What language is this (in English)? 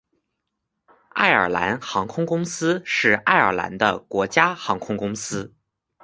Chinese